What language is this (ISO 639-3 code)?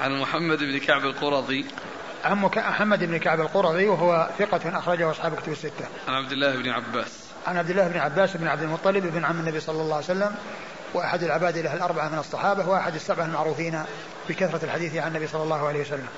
ara